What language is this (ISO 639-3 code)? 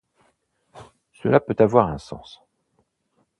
fra